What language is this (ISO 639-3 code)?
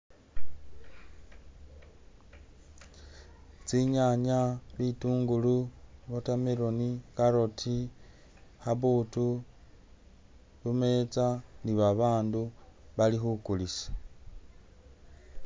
myx